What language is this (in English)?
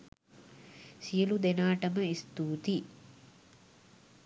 Sinhala